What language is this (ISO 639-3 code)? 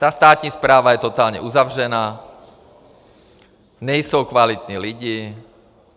ces